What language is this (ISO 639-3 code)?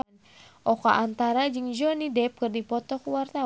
sun